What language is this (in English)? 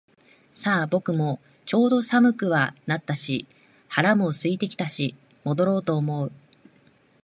Japanese